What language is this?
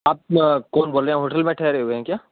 Urdu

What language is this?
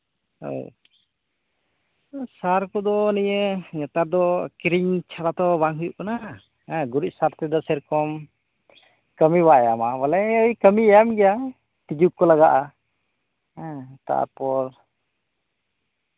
Santali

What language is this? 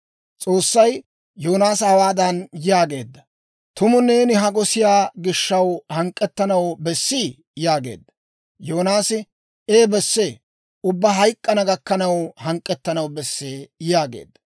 Dawro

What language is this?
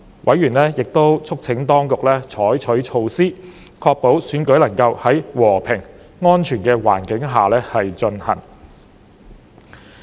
Cantonese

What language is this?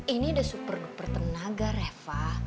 Indonesian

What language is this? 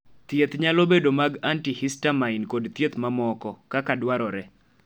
Luo (Kenya and Tanzania)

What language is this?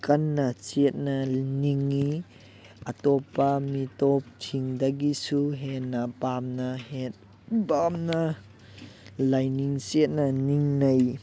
Manipuri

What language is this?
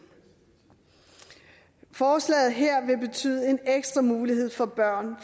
Danish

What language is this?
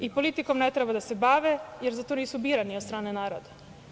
Serbian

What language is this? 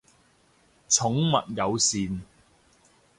Cantonese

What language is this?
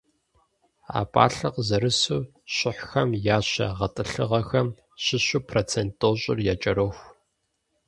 Kabardian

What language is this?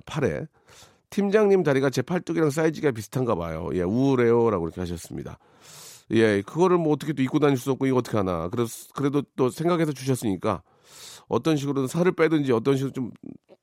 Korean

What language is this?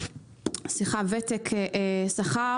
Hebrew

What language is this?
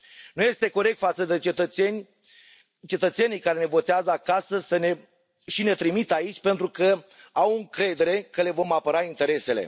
Romanian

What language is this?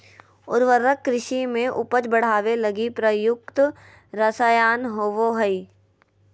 Magahi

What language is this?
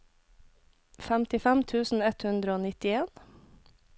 Norwegian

